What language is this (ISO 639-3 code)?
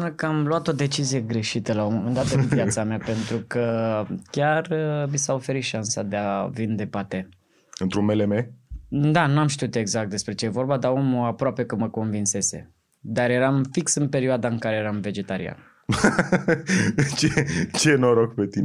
ron